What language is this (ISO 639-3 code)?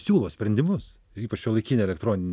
lit